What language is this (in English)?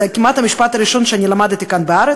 Hebrew